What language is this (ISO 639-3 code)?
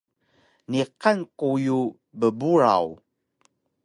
trv